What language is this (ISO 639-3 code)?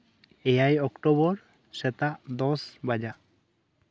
sat